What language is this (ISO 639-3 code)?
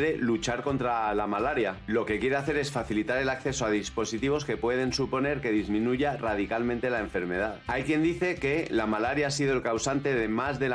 spa